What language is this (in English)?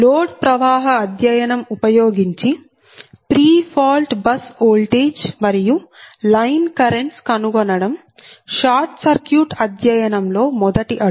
Telugu